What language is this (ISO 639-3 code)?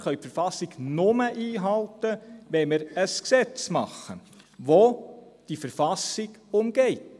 gsw